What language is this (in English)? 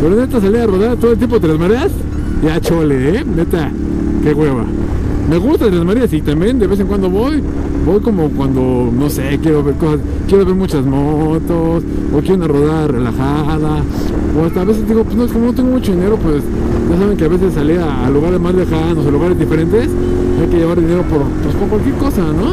Spanish